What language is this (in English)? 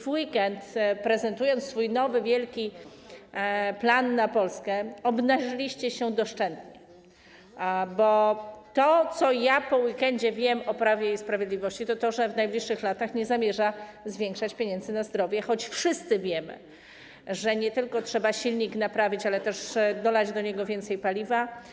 Polish